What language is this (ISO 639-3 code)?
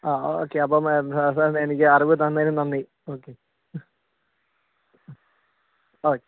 mal